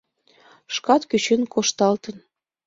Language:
Mari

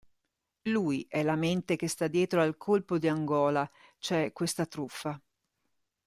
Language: Italian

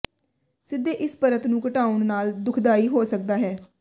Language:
Punjabi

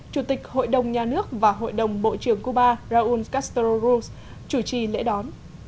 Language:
Vietnamese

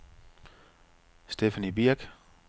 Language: Danish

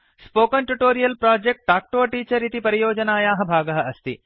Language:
Sanskrit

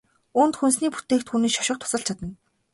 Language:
Mongolian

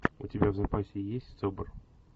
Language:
Russian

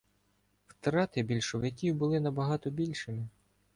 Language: Ukrainian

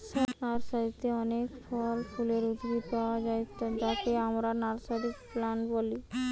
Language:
Bangla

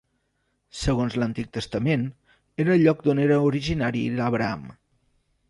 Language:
Catalan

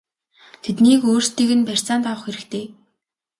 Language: Mongolian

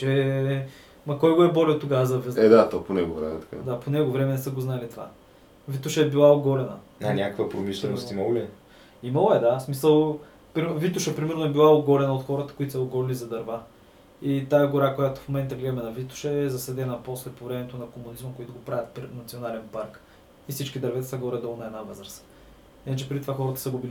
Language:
Bulgarian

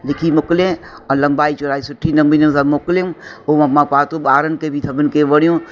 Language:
Sindhi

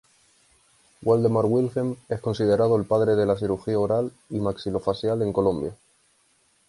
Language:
Spanish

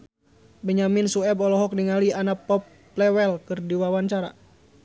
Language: Sundanese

